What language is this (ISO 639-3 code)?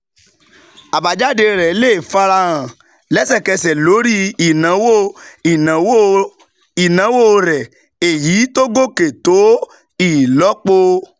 yor